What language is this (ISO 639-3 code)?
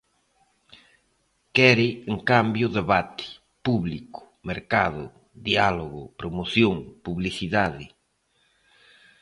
glg